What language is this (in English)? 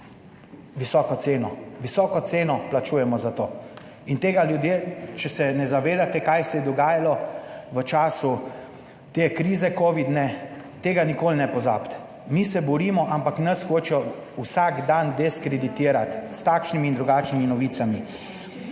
Slovenian